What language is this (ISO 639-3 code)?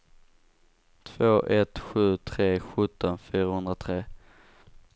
swe